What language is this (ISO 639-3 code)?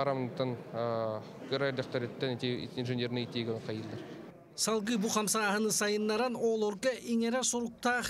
tur